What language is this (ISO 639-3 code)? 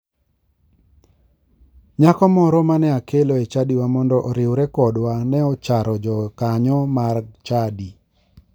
luo